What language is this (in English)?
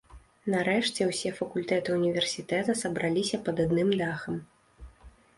Belarusian